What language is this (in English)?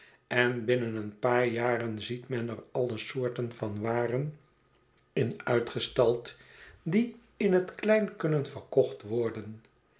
Dutch